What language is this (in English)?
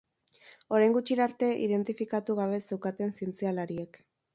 Basque